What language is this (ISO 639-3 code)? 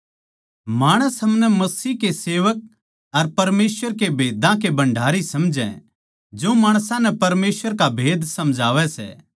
bgc